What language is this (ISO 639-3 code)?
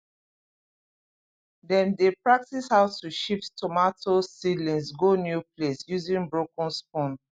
pcm